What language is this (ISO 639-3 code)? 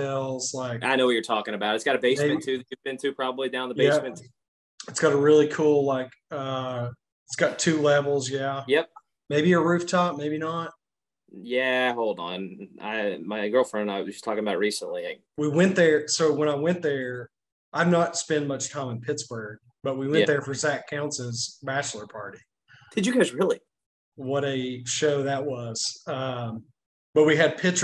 eng